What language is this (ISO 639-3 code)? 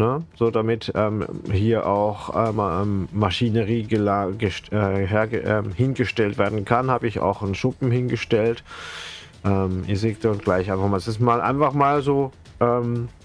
deu